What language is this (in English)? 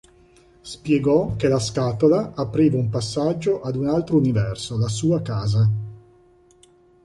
Italian